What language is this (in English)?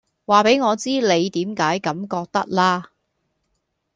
Cantonese